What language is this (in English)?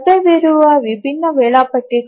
Kannada